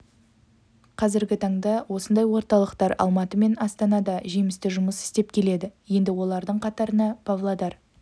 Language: Kazakh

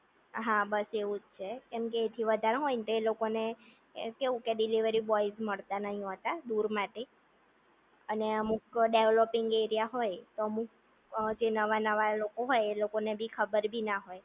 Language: Gujarati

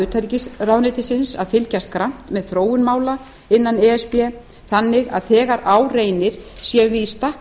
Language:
Icelandic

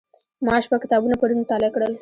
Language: Pashto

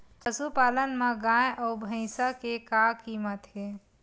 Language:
Chhattisgarhi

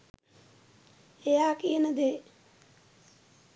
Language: Sinhala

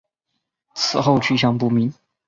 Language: Chinese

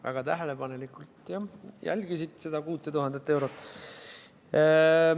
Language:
Estonian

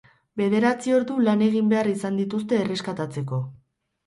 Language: Basque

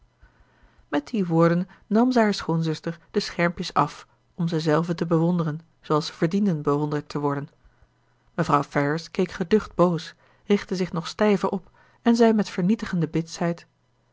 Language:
Dutch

